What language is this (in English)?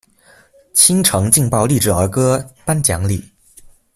Chinese